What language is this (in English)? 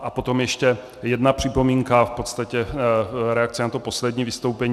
Czech